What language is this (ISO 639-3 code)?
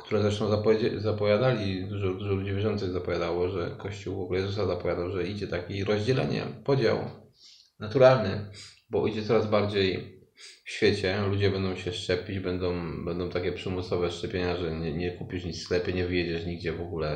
pol